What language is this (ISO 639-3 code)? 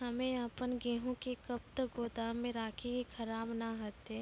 mai